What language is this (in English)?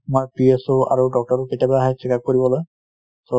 Assamese